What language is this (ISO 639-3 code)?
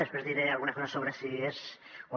cat